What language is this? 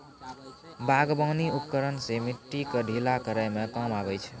Maithili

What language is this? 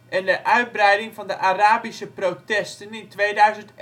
Dutch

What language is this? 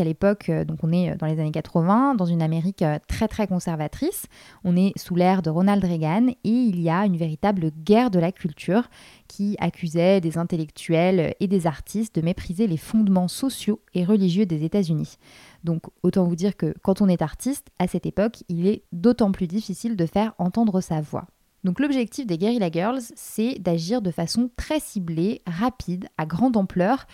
French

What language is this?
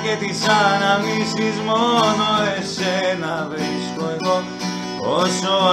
Greek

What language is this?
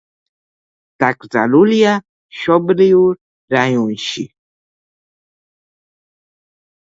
Georgian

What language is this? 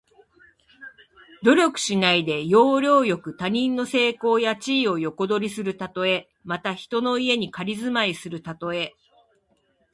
Japanese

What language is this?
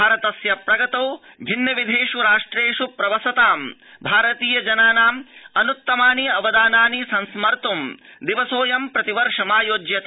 Sanskrit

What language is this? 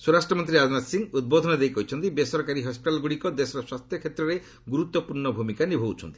Odia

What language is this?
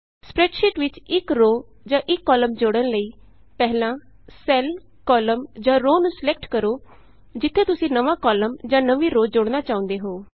Punjabi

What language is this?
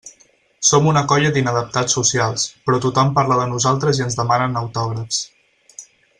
Catalan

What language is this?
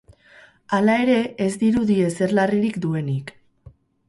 Basque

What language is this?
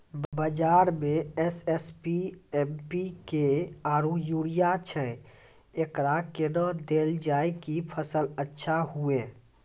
Maithili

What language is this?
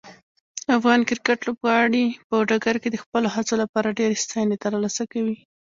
Pashto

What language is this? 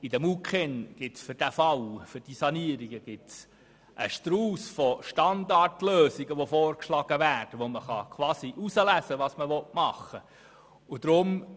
Swiss German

